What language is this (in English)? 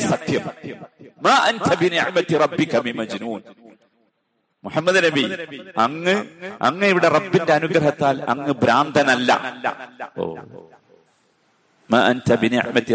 Malayalam